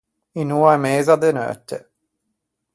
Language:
Ligurian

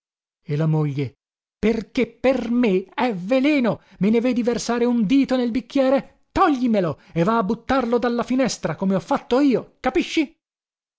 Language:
Italian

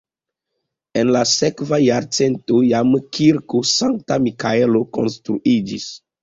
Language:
Esperanto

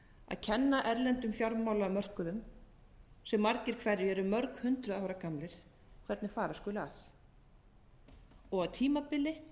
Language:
Icelandic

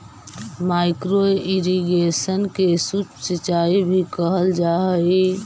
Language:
Magahi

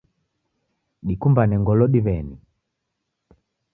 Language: Taita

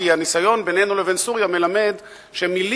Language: Hebrew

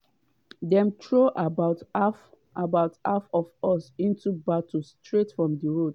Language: Nigerian Pidgin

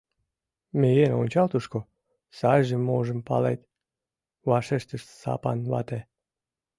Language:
Mari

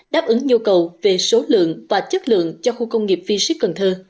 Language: Vietnamese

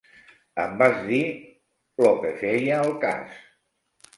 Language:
Catalan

